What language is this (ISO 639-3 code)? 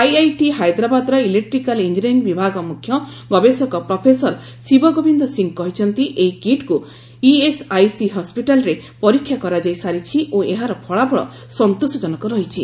ori